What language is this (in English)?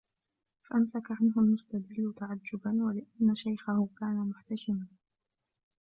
Arabic